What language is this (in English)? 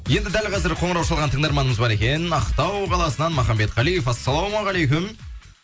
Kazakh